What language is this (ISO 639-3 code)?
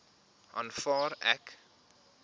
afr